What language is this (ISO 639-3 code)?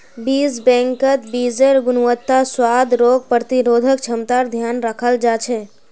mag